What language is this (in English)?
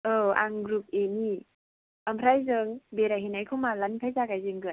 Bodo